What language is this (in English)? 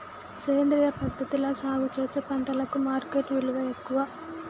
Telugu